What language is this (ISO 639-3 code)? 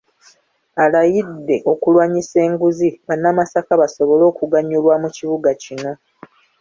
lug